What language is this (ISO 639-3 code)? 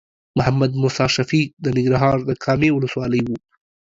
pus